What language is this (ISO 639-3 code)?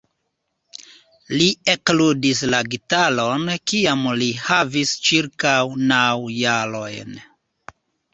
epo